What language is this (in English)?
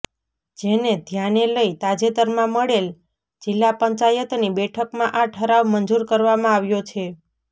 Gujarati